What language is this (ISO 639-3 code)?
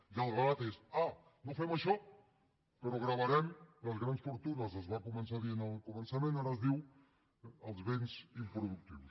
cat